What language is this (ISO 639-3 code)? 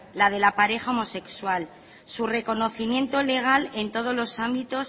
spa